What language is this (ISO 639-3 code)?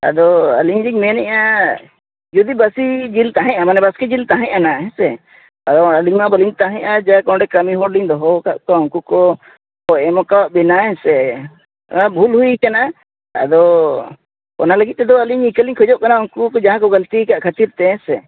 sat